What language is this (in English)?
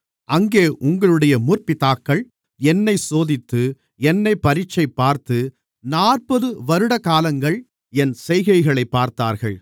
Tamil